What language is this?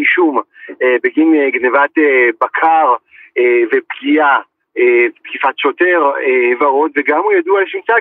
Hebrew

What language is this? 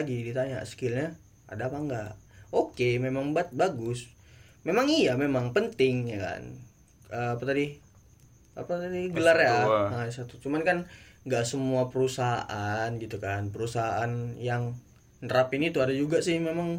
Indonesian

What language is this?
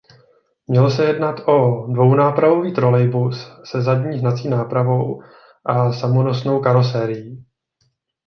Czech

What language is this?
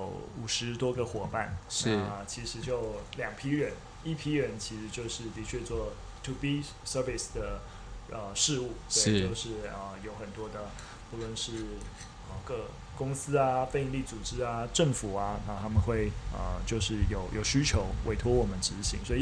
Chinese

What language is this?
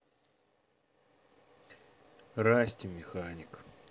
Russian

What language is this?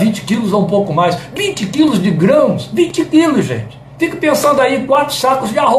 Portuguese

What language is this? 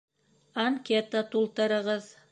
Bashkir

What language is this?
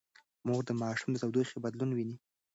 Pashto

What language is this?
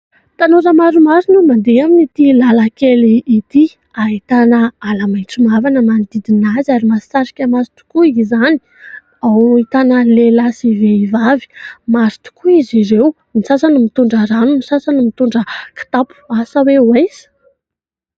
Malagasy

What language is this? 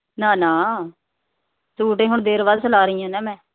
Punjabi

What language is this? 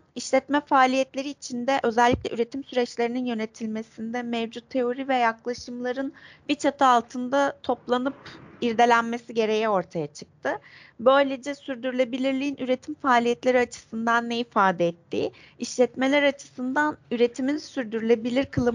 Turkish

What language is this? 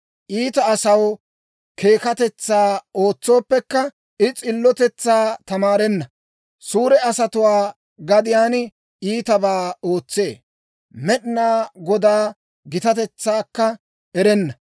Dawro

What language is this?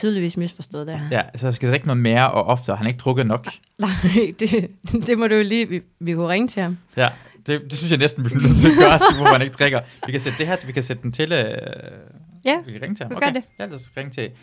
Danish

